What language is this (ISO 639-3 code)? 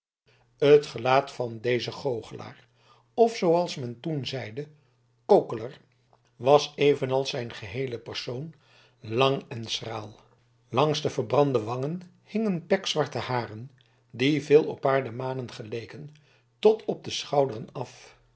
nld